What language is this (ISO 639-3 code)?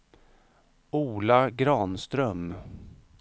swe